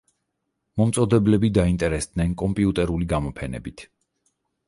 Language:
Georgian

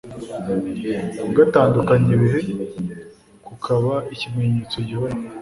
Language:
Kinyarwanda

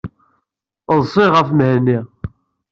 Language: Kabyle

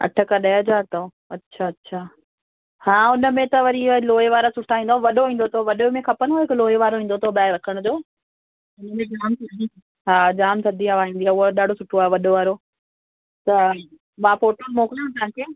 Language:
Sindhi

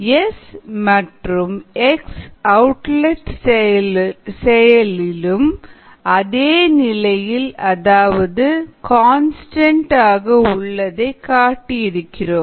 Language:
Tamil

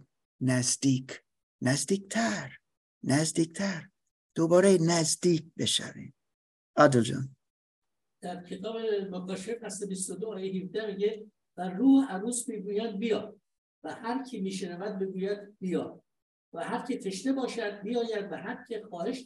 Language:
Persian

